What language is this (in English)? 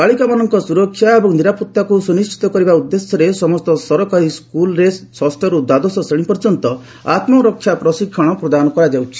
Odia